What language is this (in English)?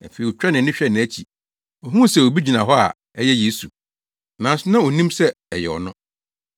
Akan